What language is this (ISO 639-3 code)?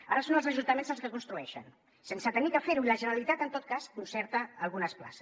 cat